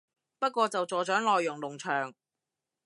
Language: Cantonese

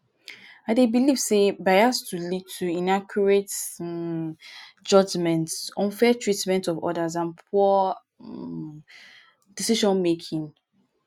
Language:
Nigerian Pidgin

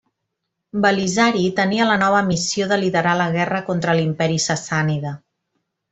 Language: Catalan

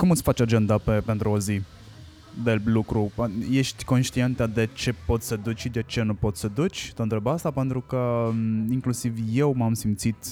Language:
Romanian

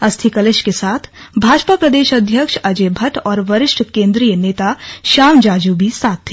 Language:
Hindi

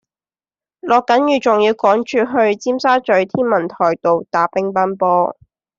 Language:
Cantonese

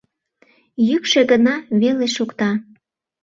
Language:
Mari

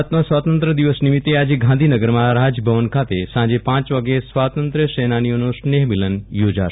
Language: Gujarati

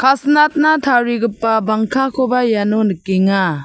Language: Garo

